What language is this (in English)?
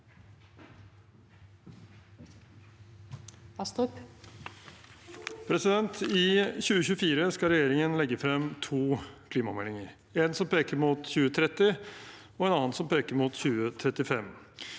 Norwegian